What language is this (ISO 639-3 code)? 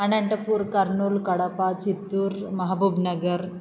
san